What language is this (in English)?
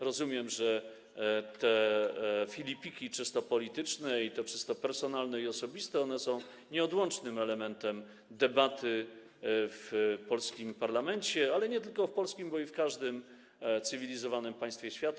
Polish